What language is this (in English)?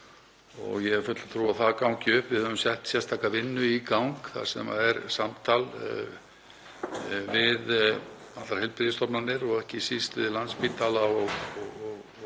Icelandic